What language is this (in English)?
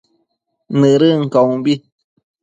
Matsés